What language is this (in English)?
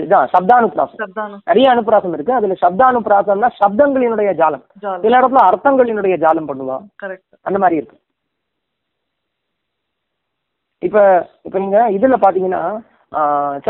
Tamil